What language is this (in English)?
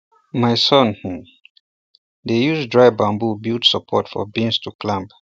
Nigerian Pidgin